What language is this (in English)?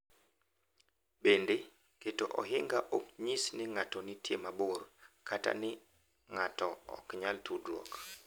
Luo (Kenya and Tanzania)